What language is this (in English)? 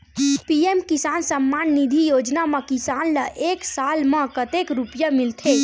Chhattisgarhi